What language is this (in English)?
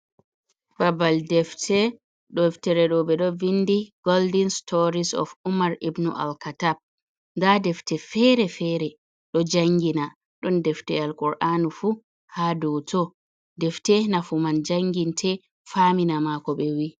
Fula